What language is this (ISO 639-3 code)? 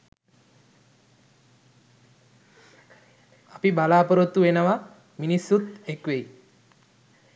sin